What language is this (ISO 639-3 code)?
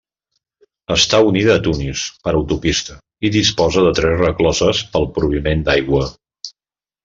cat